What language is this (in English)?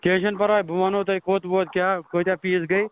Kashmiri